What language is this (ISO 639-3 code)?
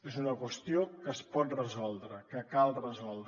cat